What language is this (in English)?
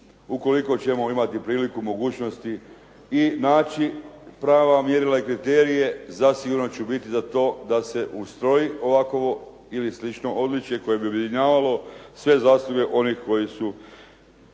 Croatian